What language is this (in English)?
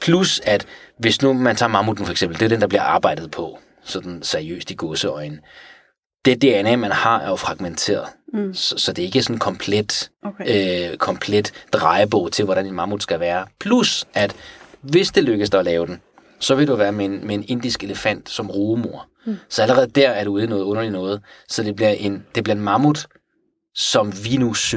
Danish